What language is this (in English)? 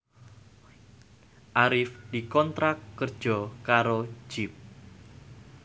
Javanese